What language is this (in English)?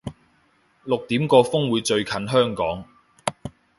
Cantonese